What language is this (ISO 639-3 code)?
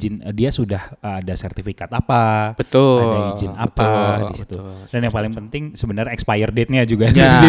ind